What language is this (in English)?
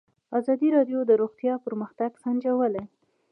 Pashto